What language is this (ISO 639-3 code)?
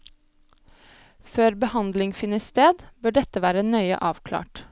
nor